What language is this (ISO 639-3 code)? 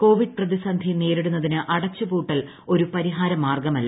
mal